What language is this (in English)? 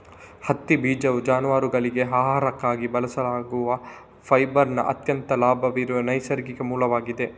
Kannada